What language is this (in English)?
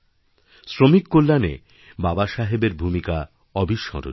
Bangla